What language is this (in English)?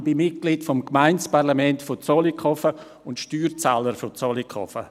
Swiss German